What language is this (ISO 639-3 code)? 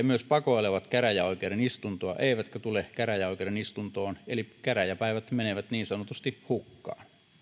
fin